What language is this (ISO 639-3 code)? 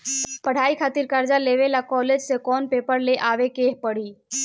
bho